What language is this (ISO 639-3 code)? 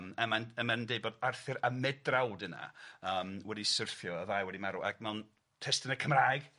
cym